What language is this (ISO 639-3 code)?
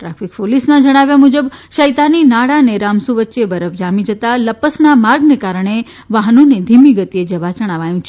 guj